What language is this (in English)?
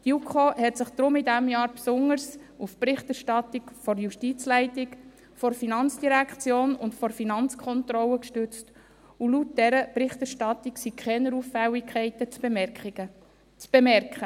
Swiss German